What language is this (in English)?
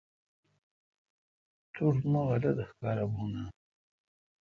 Kalkoti